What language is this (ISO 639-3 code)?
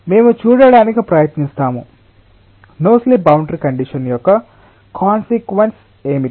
tel